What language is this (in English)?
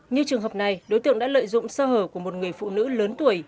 Vietnamese